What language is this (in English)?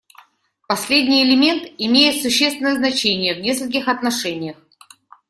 Russian